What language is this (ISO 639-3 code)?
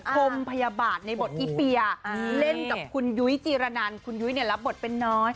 tha